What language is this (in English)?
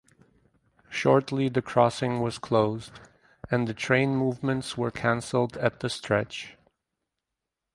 English